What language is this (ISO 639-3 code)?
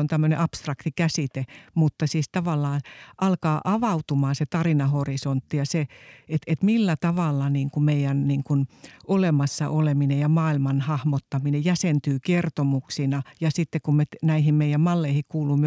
fin